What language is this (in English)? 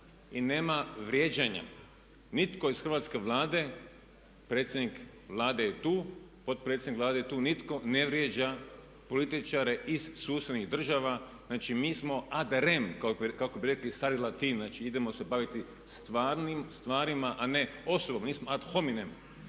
Croatian